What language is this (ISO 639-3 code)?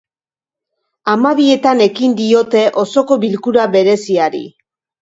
eus